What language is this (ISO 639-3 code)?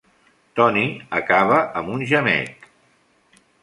cat